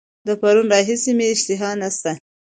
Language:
Pashto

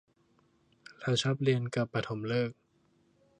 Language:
Thai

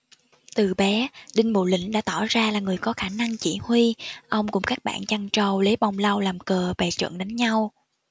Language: Vietnamese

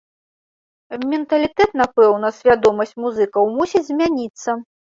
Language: Belarusian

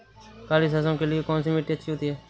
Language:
Hindi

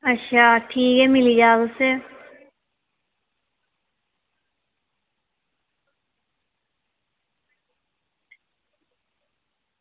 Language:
Dogri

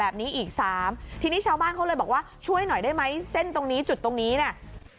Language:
Thai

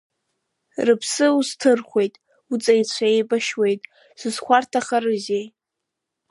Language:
Abkhazian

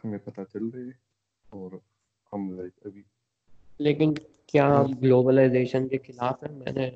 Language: Urdu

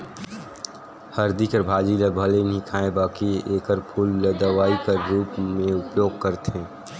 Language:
Chhattisgarhi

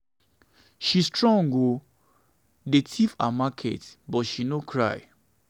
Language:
Nigerian Pidgin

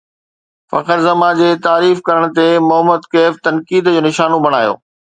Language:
Sindhi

